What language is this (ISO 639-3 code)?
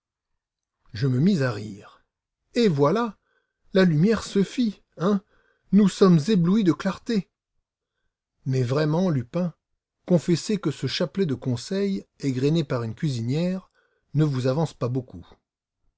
fra